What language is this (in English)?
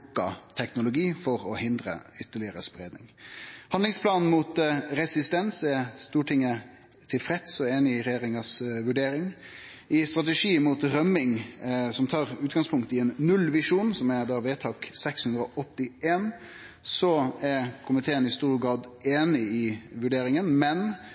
Norwegian Nynorsk